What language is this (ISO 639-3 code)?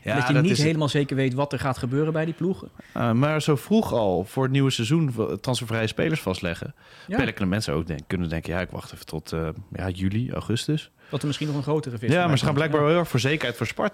nld